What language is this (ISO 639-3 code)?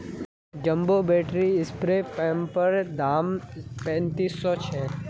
mag